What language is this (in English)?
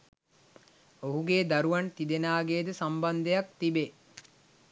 Sinhala